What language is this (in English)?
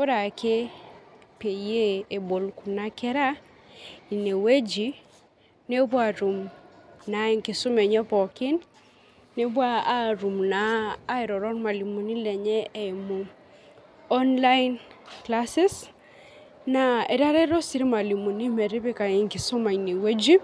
Masai